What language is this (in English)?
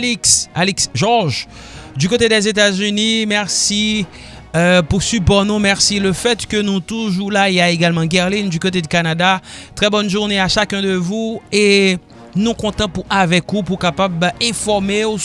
French